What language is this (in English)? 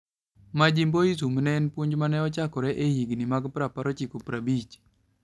Luo (Kenya and Tanzania)